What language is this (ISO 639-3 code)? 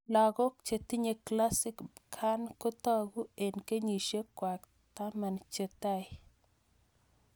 kln